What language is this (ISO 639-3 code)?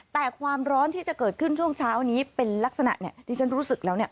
tha